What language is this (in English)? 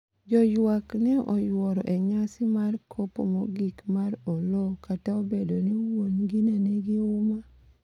Luo (Kenya and Tanzania)